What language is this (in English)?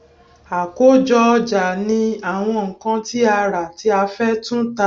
Yoruba